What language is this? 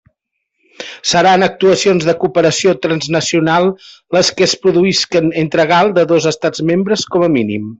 Catalan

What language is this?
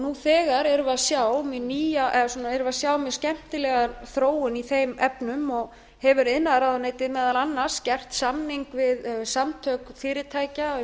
Icelandic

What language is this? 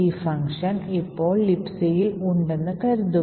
Malayalam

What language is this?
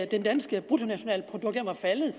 Danish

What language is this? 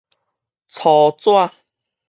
Min Nan Chinese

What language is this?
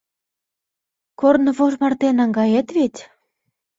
Mari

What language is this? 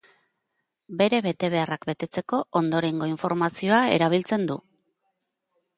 Basque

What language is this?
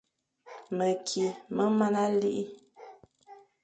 Fang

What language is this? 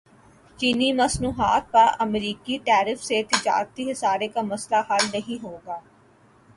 Urdu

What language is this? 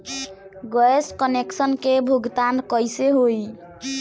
Bhojpuri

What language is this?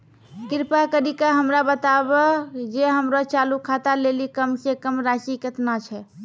Maithili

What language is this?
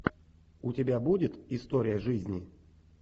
Russian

